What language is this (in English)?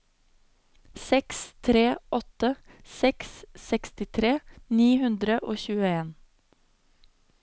Norwegian